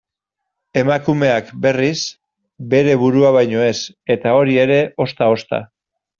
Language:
Basque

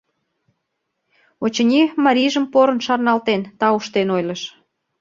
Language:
Mari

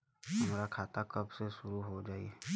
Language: Bhojpuri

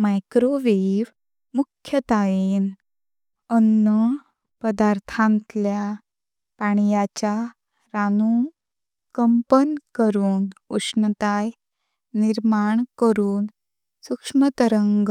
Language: Konkani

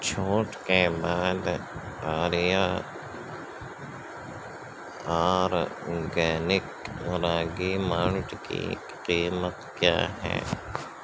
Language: Urdu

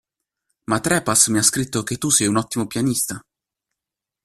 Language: Italian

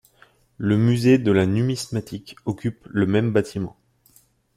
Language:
French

